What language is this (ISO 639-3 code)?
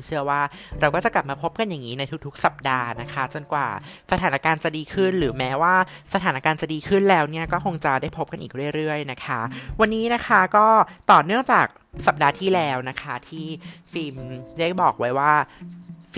tha